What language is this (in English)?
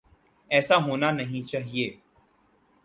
Urdu